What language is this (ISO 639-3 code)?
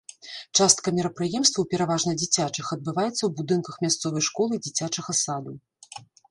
bel